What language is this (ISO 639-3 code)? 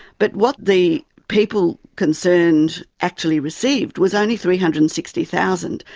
eng